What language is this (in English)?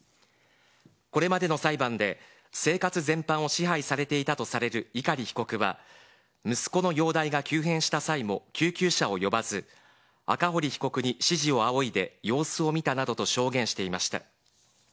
Japanese